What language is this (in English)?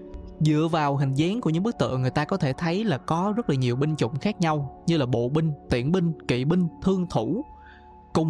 Vietnamese